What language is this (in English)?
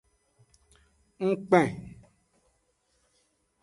Aja (Benin)